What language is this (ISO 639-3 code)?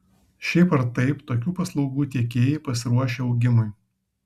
lit